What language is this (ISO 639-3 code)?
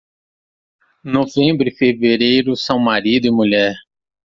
por